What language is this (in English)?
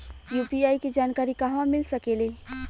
Bhojpuri